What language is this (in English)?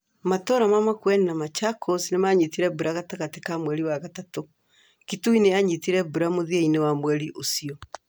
Kikuyu